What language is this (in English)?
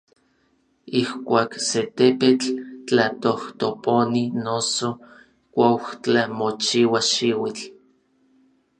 Orizaba Nahuatl